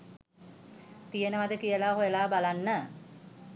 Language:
Sinhala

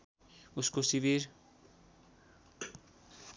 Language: Nepali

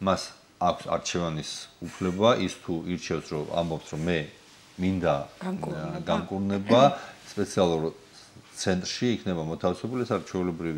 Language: Romanian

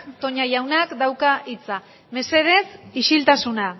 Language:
Basque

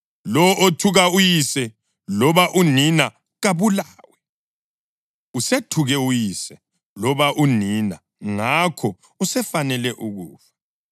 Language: North Ndebele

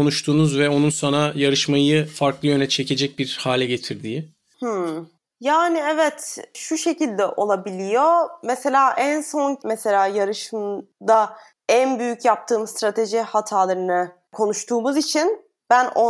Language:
Turkish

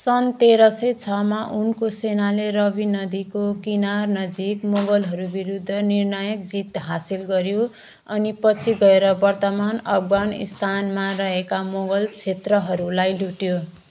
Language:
Nepali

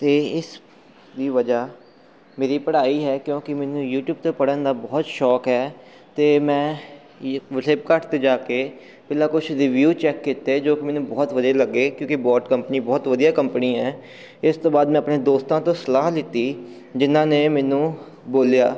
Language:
Punjabi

